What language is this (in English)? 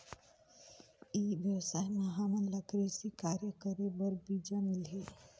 Chhattisgarhi